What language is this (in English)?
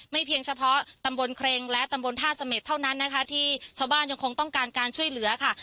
Thai